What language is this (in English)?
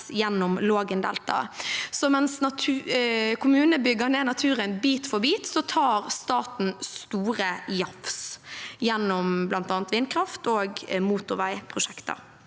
Norwegian